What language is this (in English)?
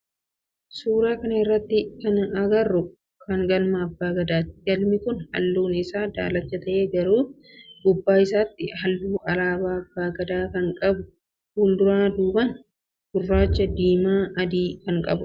Oromo